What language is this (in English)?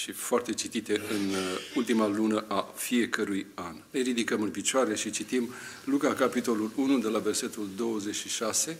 Romanian